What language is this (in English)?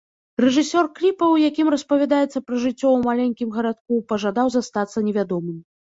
Belarusian